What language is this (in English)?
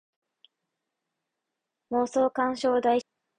Japanese